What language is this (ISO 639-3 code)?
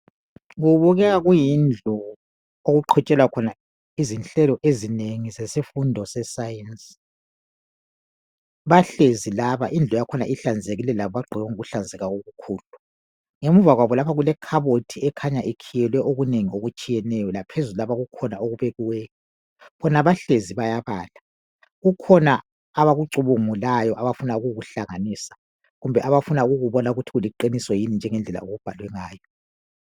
nde